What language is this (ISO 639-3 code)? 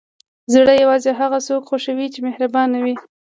pus